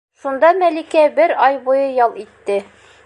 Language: Bashkir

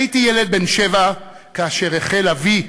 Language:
Hebrew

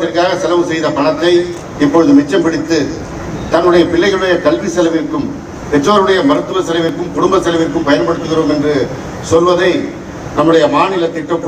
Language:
Arabic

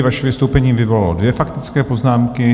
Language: Czech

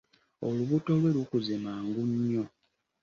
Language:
Ganda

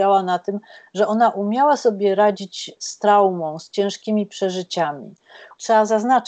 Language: Polish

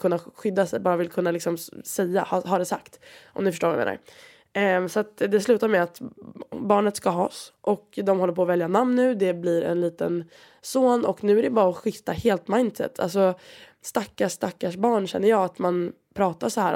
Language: Swedish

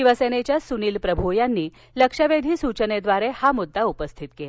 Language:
Marathi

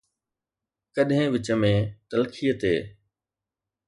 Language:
Sindhi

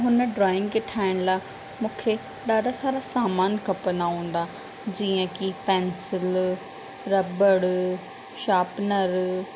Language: Sindhi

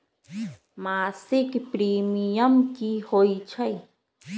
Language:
Magahi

